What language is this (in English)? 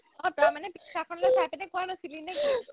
Assamese